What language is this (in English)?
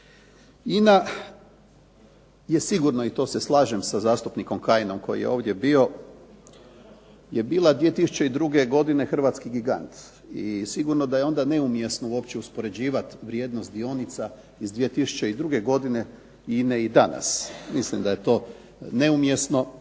Croatian